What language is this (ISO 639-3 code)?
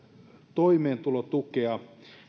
fin